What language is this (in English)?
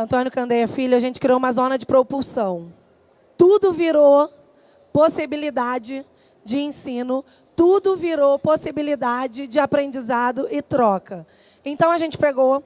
Portuguese